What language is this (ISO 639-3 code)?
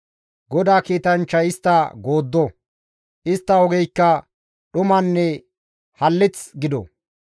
gmv